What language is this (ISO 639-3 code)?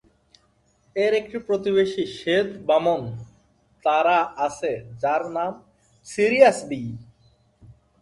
ben